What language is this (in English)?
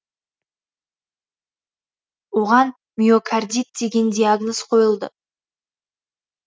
Kazakh